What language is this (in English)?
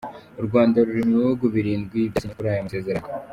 Kinyarwanda